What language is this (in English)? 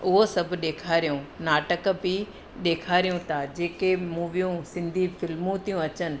Sindhi